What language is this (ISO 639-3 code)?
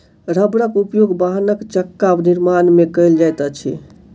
mai